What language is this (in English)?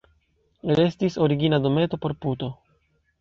Esperanto